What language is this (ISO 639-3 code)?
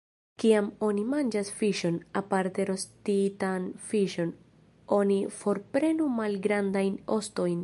epo